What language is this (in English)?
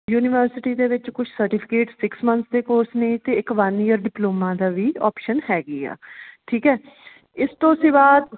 Punjabi